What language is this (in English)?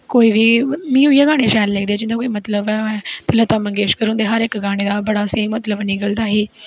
Dogri